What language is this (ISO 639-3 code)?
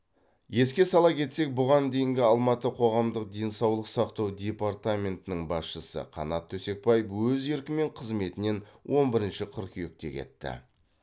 kaz